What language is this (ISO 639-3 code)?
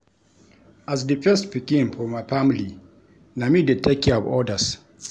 pcm